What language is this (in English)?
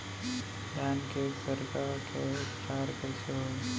Chhattisgarhi